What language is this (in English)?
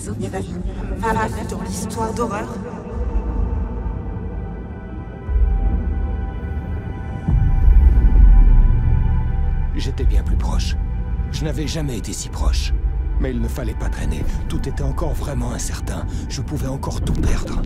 French